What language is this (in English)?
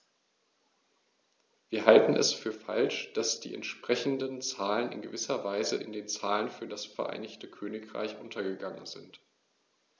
German